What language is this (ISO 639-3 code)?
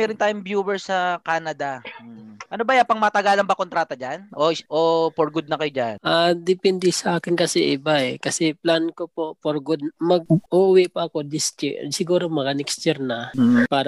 fil